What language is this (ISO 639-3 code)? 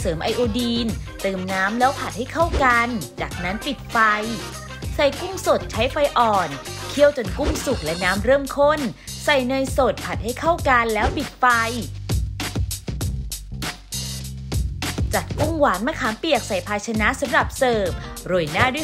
tha